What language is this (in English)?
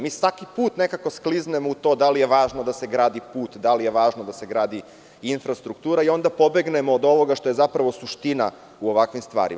Serbian